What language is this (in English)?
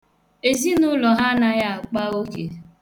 Igbo